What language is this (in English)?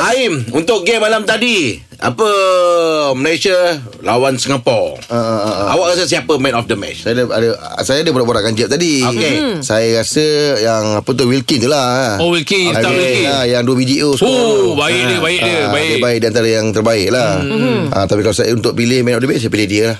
Malay